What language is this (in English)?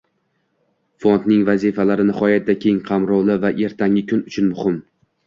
Uzbek